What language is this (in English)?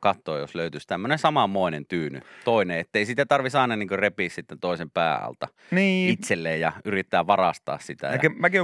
Finnish